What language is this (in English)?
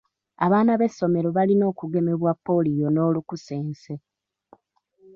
Ganda